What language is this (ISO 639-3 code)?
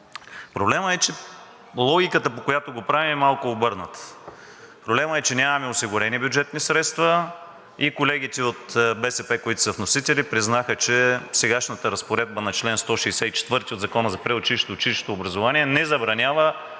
bul